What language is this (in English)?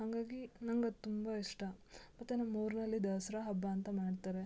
Kannada